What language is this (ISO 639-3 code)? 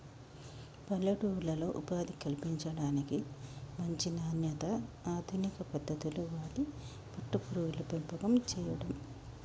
tel